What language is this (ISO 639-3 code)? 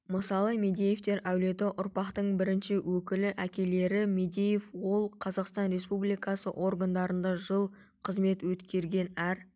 kaz